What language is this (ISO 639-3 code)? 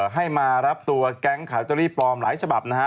tha